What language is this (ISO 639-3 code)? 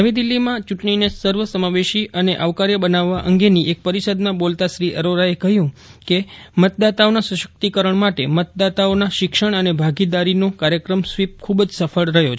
guj